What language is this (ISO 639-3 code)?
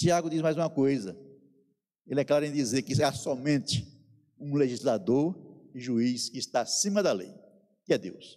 por